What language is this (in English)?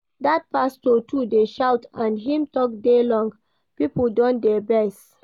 Nigerian Pidgin